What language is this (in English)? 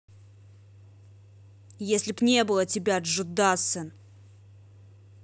Russian